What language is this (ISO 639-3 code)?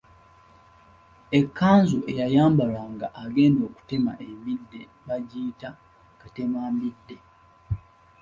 lug